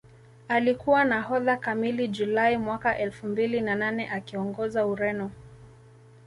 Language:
Swahili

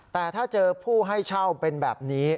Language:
Thai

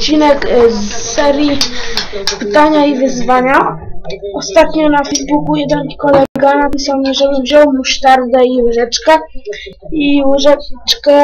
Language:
Polish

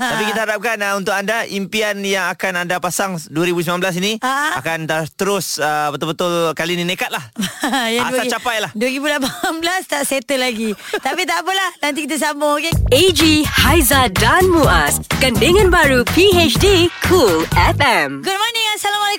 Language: Malay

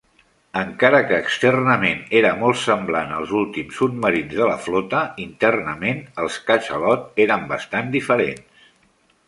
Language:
Catalan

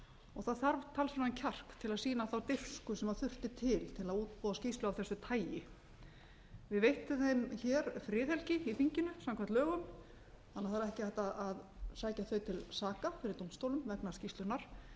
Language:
Icelandic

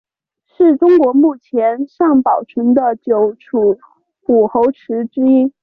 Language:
Chinese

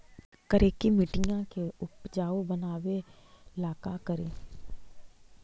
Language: Magahi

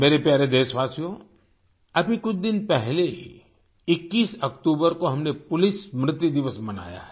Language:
Hindi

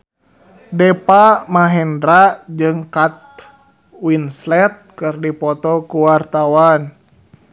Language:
Sundanese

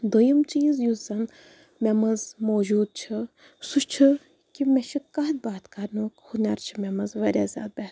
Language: Kashmiri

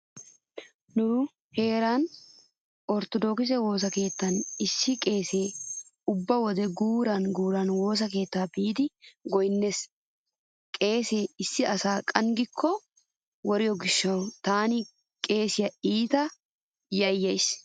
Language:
Wolaytta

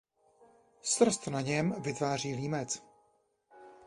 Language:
Czech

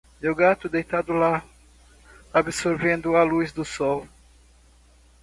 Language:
Portuguese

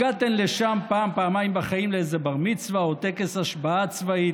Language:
Hebrew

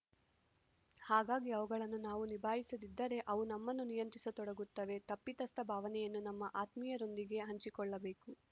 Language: Kannada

